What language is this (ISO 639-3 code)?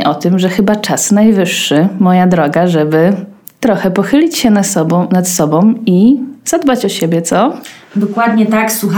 pol